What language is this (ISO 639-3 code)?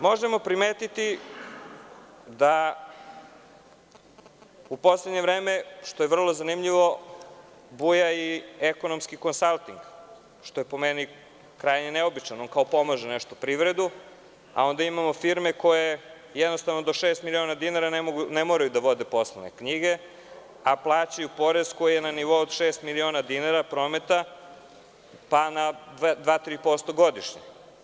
srp